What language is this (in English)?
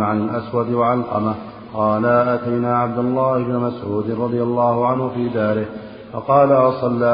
Arabic